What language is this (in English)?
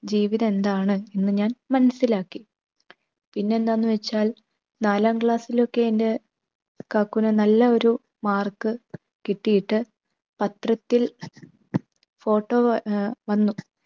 Malayalam